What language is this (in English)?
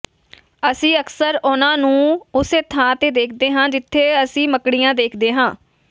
Punjabi